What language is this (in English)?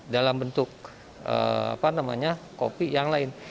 Indonesian